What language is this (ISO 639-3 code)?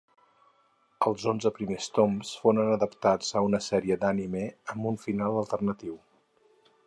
cat